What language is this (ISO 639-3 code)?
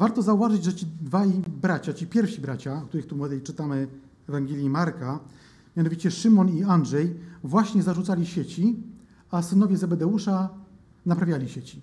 pol